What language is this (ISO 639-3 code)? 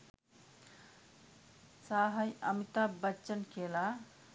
sin